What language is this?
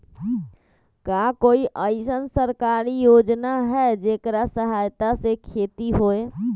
Magahi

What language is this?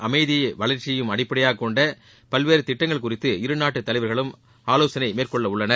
Tamil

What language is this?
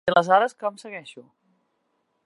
Catalan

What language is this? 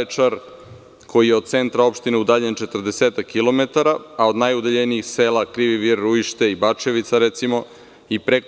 Serbian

